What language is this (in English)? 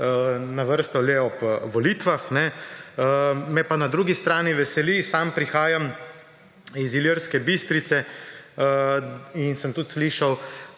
Slovenian